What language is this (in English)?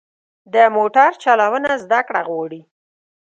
Pashto